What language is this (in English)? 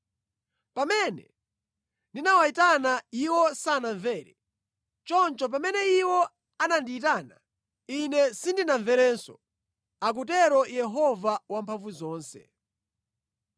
Nyanja